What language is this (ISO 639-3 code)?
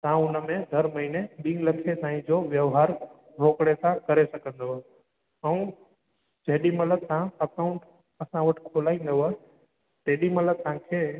snd